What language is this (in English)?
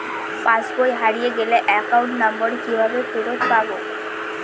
Bangla